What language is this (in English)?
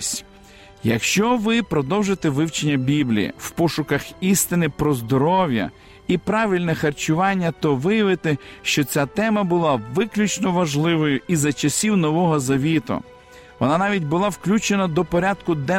Ukrainian